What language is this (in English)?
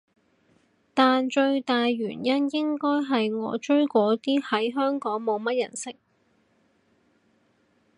Cantonese